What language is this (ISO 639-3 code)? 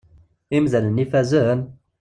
kab